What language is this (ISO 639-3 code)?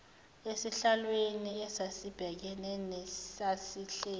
zul